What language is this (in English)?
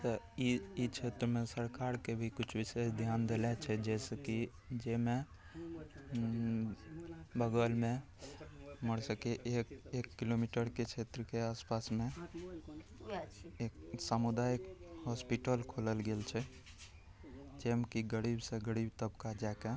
Maithili